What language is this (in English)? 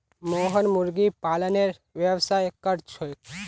Magahi